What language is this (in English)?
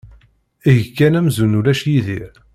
Kabyle